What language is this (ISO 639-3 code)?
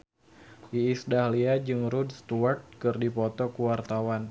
sun